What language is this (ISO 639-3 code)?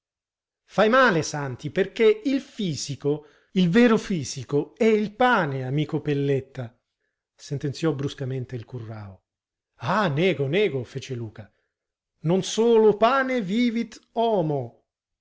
ita